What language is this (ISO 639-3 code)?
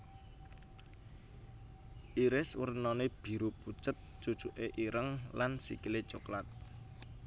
jav